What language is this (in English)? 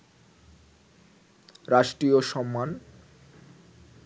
Bangla